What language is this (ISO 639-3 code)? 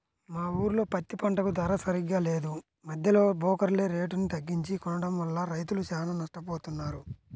tel